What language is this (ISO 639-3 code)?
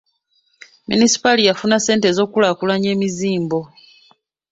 lug